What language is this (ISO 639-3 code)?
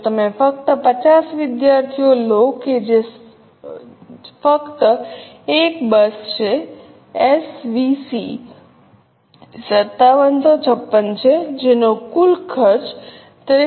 guj